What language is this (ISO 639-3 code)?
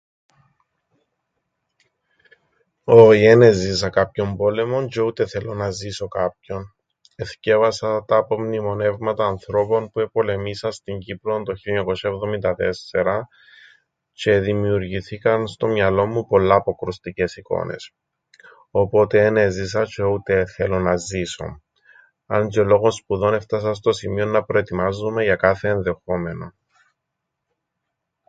ell